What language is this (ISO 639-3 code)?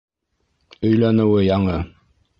bak